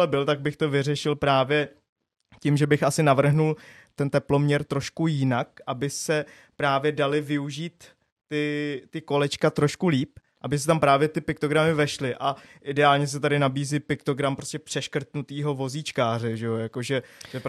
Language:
Czech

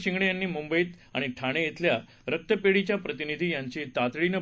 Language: Marathi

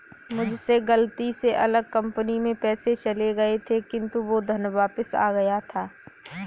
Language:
Hindi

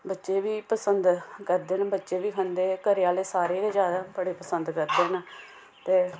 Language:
Dogri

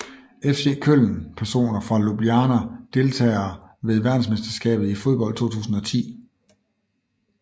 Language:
Danish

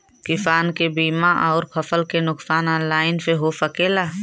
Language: Bhojpuri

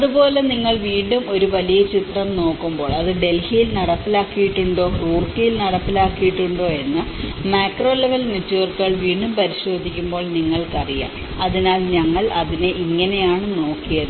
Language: Malayalam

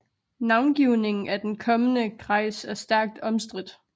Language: Danish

